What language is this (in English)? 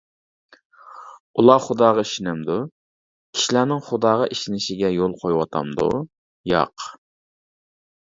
Uyghur